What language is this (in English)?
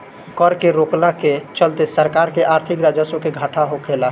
Bhojpuri